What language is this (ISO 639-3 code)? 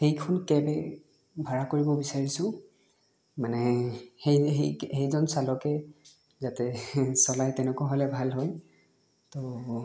asm